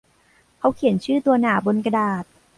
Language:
Thai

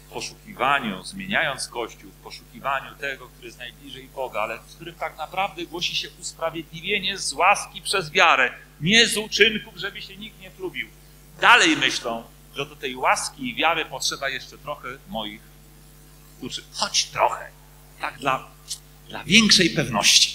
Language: Polish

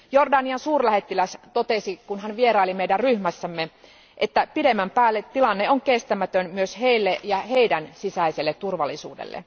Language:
Finnish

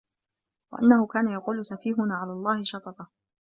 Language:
Arabic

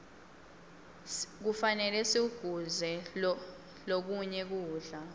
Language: Swati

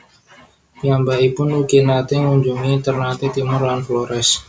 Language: Javanese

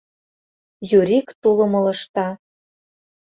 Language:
Mari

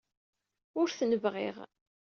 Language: Kabyle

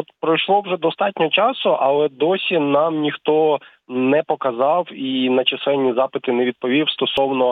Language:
Ukrainian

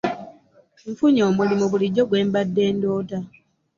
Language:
Ganda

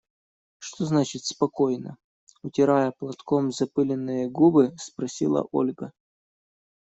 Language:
Russian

